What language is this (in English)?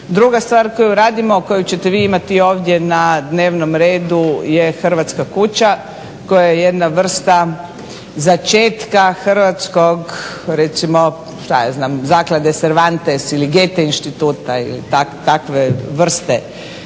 Croatian